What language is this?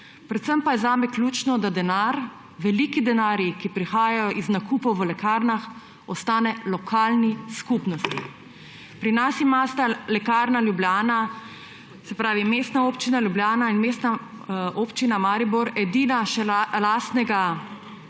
Slovenian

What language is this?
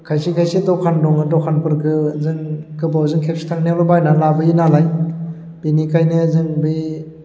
Bodo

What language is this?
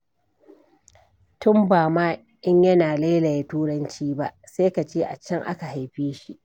Hausa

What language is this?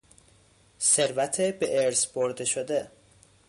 Persian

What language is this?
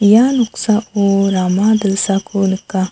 Garo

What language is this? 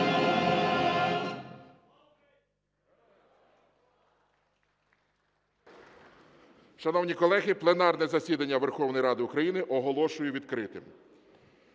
Ukrainian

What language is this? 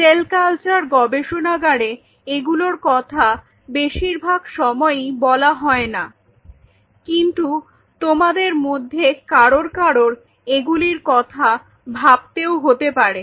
Bangla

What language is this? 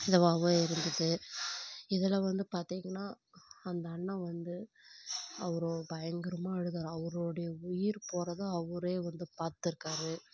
Tamil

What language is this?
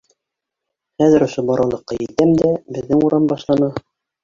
Bashkir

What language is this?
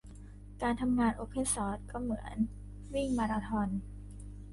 Thai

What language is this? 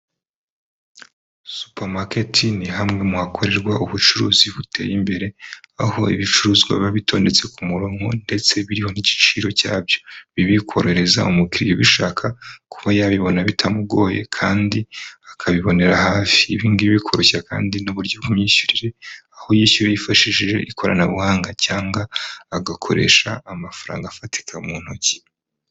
Kinyarwanda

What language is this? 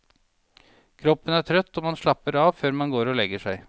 Norwegian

